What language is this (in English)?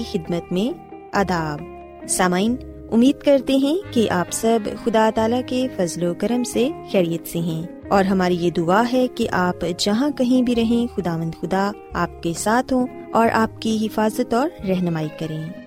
Urdu